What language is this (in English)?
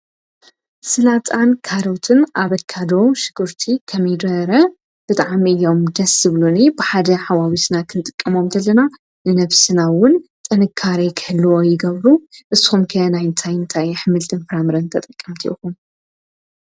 Tigrinya